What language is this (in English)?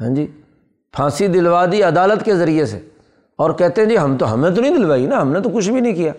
Urdu